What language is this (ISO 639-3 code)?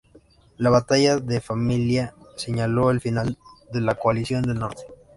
spa